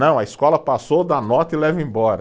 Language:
Portuguese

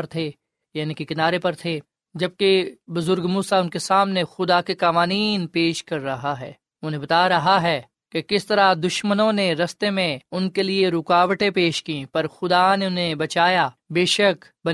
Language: Urdu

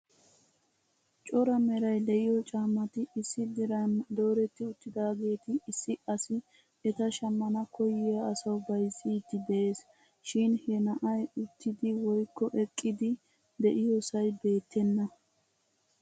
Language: Wolaytta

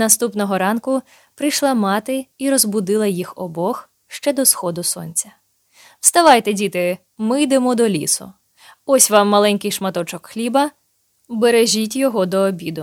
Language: Ukrainian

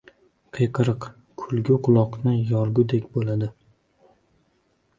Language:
Uzbek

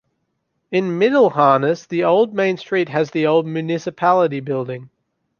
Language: English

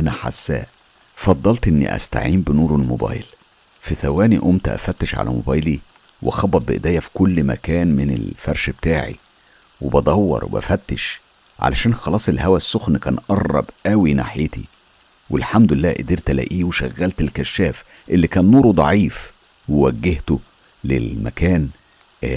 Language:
Arabic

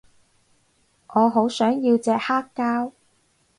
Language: Cantonese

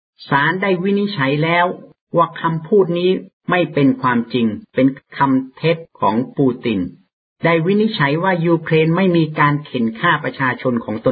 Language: Thai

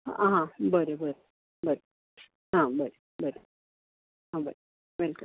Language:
Konkani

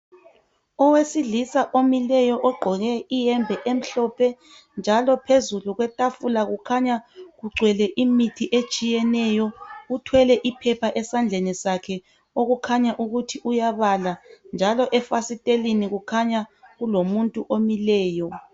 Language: North Ndebele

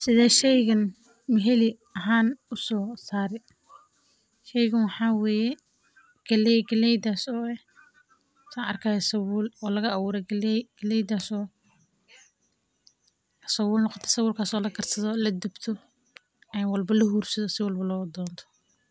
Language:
Somali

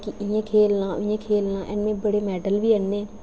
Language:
Dogri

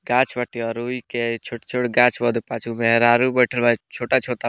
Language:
Bhojpuri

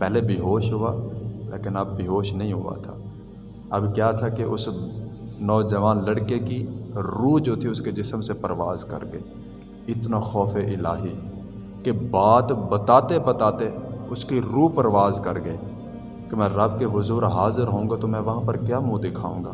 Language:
Urdu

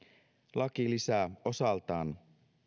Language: Finnish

